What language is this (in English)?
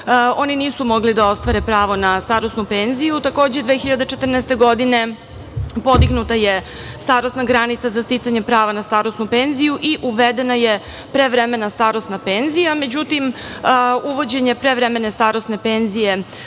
Serbian